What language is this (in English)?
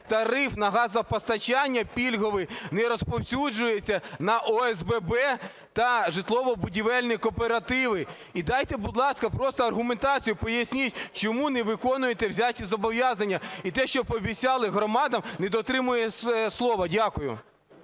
Ukrainian